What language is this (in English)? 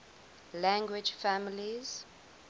English